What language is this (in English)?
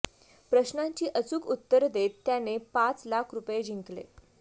Marathi